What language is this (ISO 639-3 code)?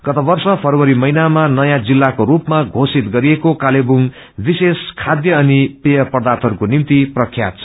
nep